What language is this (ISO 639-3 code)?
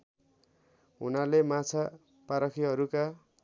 nep